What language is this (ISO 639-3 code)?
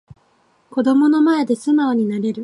jpn